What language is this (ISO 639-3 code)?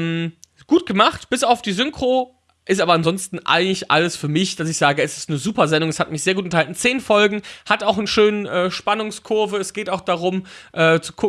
deu